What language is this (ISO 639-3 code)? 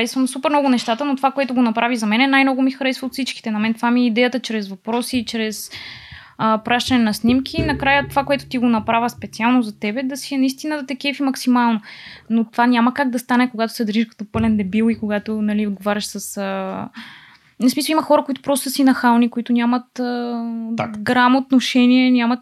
bul